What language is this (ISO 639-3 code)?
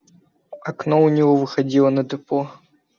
rus